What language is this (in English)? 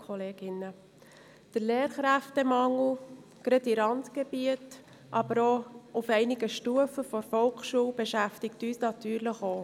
Swiss German